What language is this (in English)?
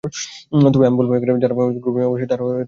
Bangla